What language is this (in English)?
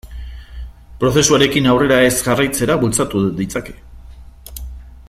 Basque